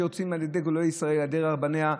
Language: Hebrew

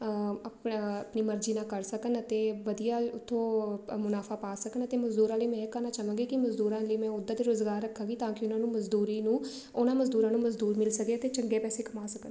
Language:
Punjabi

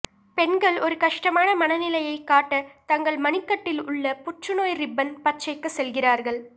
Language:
Tamil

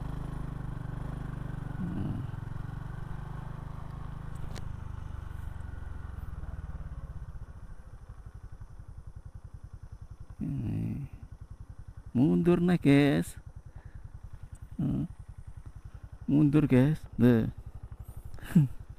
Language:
Indonesian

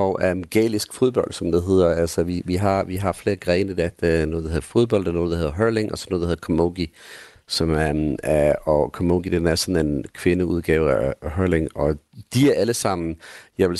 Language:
Danish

